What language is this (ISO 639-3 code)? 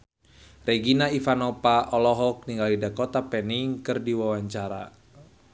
sun